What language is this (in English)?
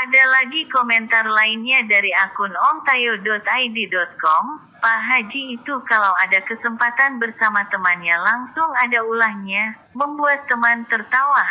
Indonesian